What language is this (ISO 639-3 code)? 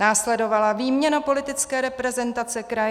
ces